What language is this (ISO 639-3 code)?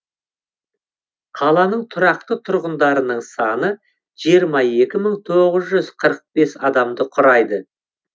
kaz